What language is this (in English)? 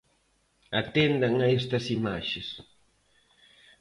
Galician